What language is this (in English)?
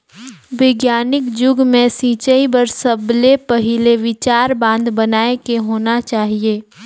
Chhattisgarhi